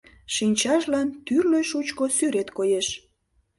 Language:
Mari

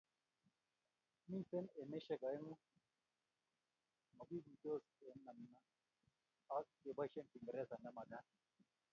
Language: Kalenjin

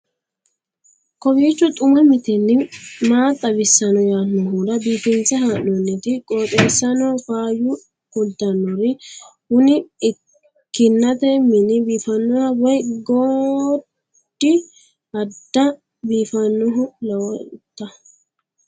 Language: Sidamo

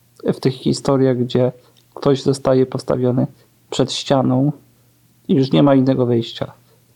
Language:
Polish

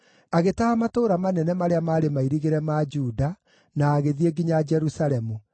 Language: Kikuyu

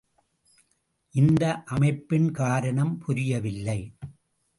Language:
Tamil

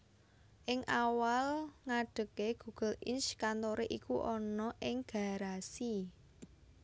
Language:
Javanese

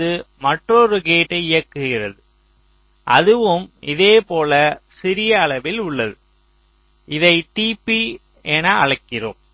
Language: Tamil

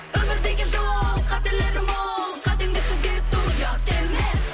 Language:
Kazakh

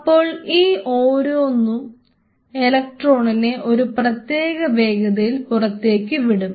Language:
Malayalam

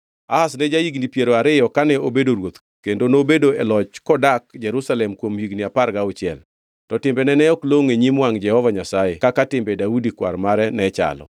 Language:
Luo (Kenya and Tanzania)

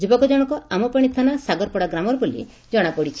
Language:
Odia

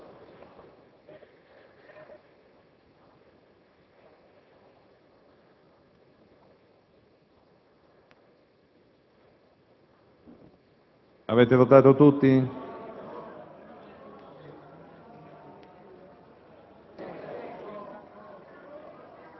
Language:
Italian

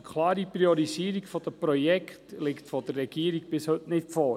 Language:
Swiss German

